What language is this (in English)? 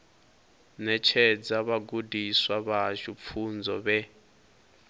Venda